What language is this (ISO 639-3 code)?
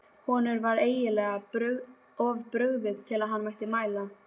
isl